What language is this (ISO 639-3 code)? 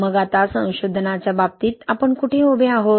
mar